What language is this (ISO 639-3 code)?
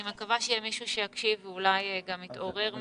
heb